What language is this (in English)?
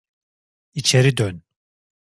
Turkish